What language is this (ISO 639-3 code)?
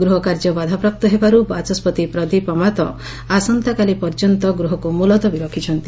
ori